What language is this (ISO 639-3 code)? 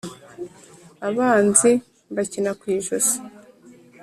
kin